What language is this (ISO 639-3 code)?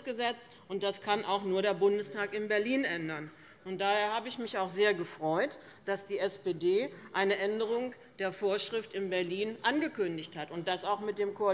deu